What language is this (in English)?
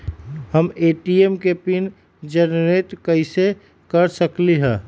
Magahi